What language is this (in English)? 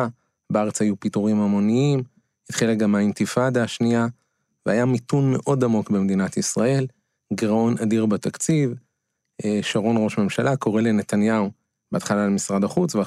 Hebrew